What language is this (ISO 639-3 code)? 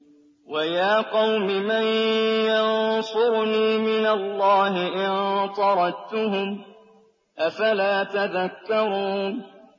ara